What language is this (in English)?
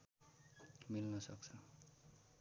Nepali